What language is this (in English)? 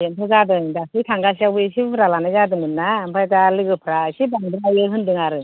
Bodo